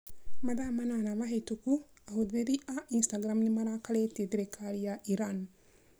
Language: Kikuyu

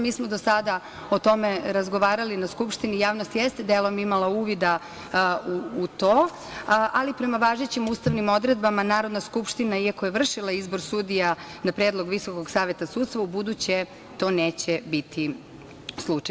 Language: Serbian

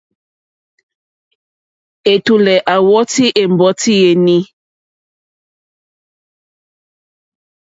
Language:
Mokpwe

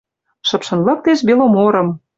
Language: Western Mari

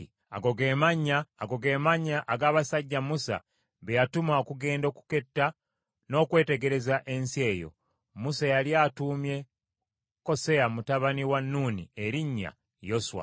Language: Ganda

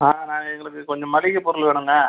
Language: Tamil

